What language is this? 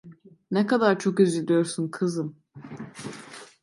Turkish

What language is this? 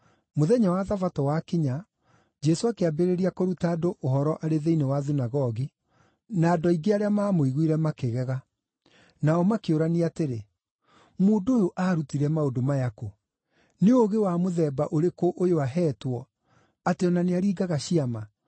Kikuyu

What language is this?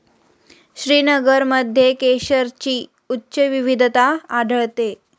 Marathi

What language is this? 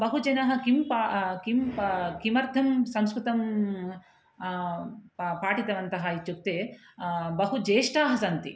Sanskrit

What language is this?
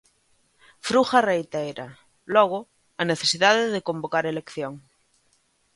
Galician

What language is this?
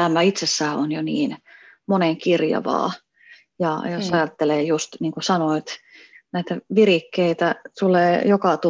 Finnish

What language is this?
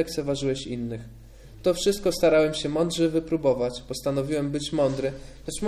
Polish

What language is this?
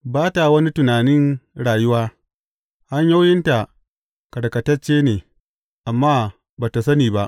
Hausa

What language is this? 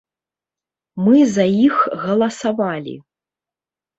Belarusian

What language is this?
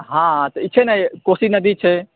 Maithili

